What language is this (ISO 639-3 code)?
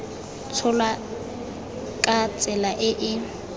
tsn